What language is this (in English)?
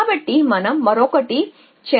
Telugu